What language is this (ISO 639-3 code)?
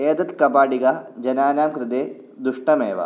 san